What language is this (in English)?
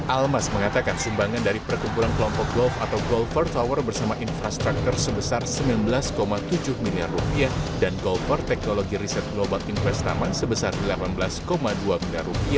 Indonesian